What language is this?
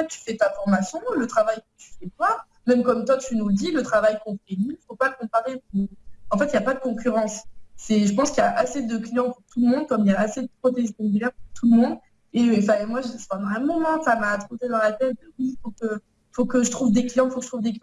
French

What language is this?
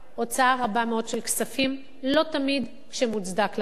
Hebrew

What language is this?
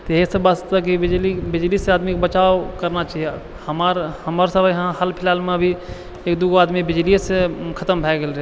Maithili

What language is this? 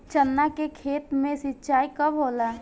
Bhojpuri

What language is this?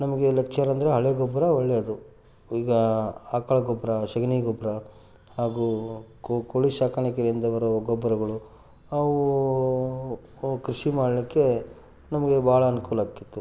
Kannada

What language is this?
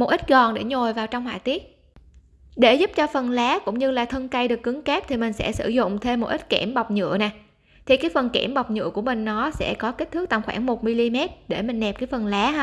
Vietnamese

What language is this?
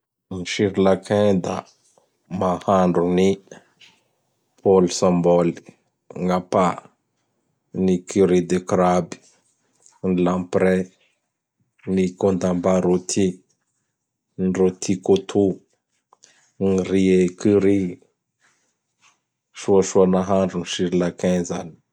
Bara Malagasy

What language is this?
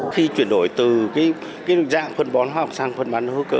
Vietnamese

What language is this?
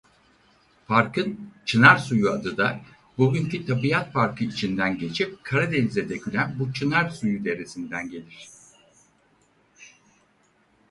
Turkish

